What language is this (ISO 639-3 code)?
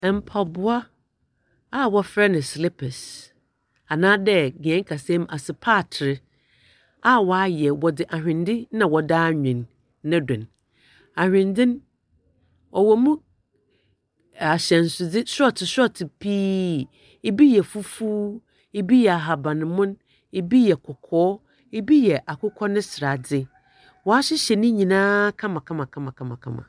aka